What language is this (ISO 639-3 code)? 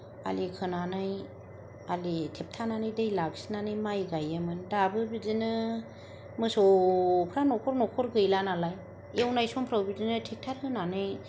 brx